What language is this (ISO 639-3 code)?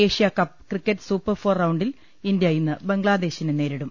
mal